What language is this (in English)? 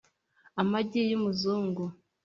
Kinyarwanda